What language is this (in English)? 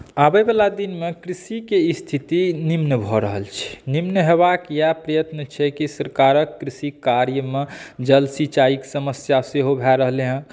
Maithili